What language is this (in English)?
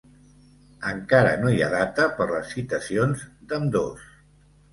Catalan